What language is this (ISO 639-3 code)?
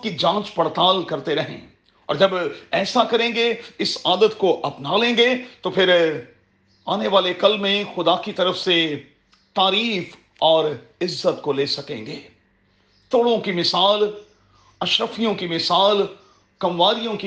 urd